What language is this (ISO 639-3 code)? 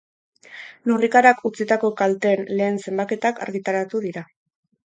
eus